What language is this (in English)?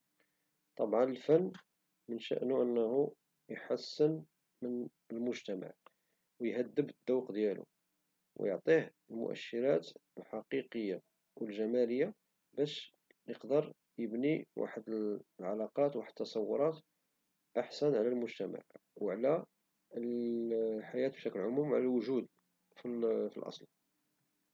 Moroccan Arabic